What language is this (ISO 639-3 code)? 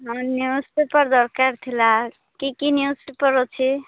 ori